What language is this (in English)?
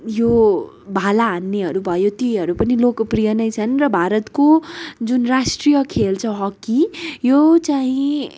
Nepali